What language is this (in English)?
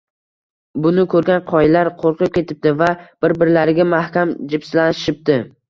Uzbek